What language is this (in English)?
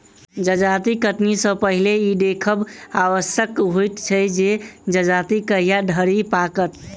Maithili